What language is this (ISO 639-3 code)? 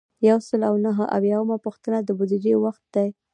pus